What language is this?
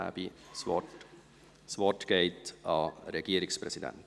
Swiss German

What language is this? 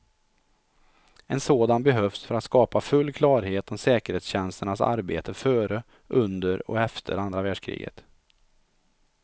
Swedish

